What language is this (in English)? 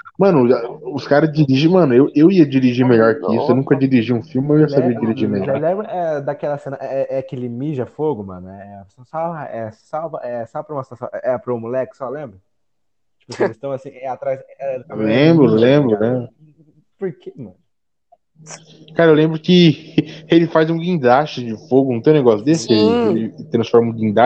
Portuguese